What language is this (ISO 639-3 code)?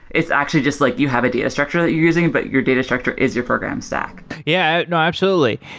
eng